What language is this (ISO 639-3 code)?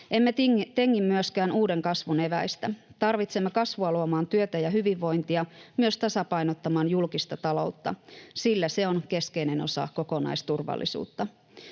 fin